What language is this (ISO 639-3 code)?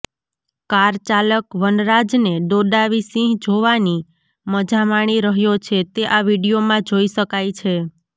guj